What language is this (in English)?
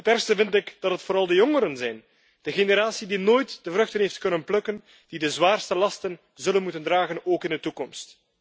Dutch